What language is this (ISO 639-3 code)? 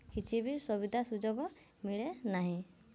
ori